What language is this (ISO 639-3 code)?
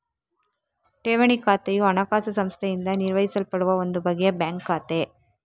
kan